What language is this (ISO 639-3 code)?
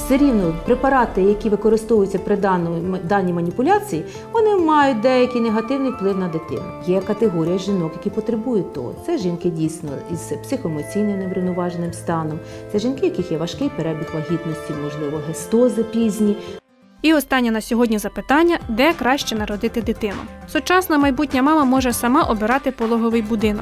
ukr